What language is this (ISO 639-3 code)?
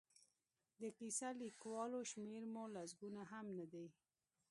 pus